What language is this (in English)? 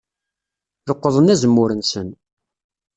Kabyle